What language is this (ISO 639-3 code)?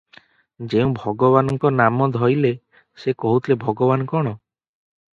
ori